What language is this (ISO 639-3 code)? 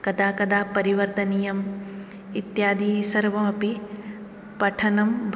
san